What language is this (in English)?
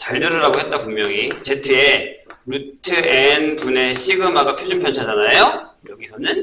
Korean